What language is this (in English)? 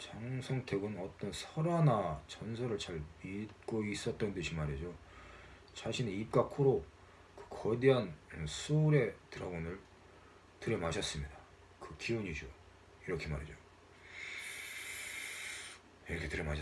Korean